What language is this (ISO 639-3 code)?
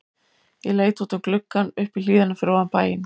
isl